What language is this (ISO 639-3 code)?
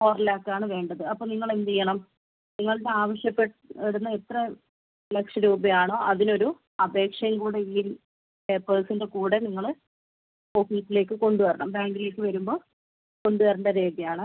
mal